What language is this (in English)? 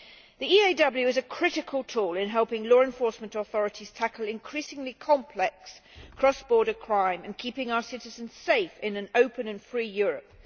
English